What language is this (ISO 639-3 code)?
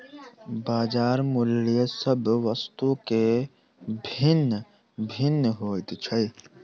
mai